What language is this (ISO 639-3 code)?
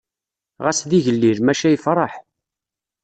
kab